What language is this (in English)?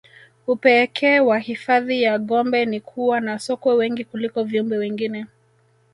Swahili